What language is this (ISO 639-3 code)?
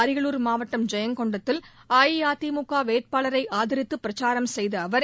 tam